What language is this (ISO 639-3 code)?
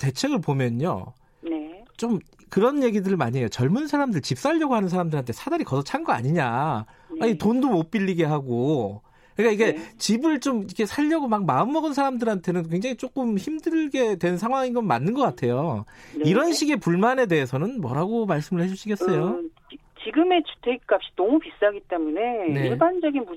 kor